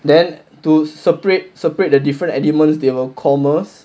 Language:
English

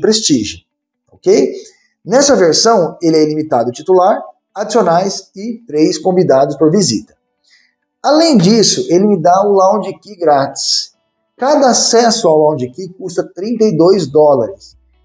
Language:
Portuguese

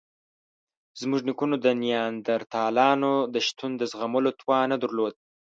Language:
Pashto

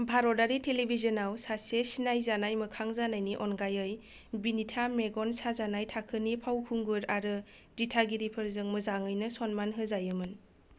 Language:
Bodo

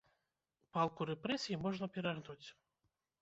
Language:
Belarusian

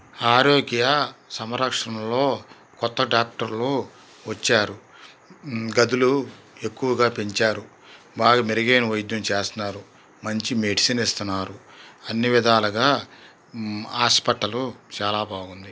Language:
Telugu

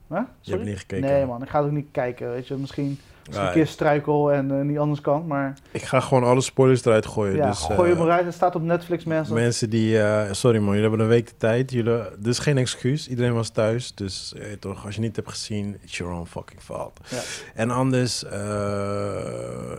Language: Dutch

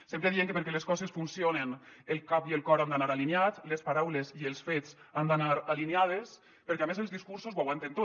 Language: Catalan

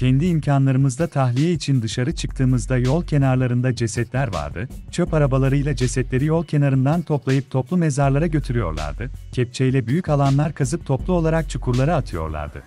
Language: Turkish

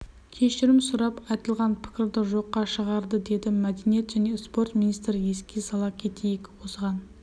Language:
Kazakh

